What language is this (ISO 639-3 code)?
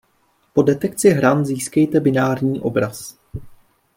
ces